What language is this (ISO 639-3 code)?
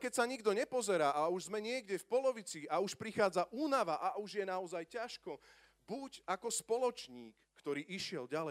slk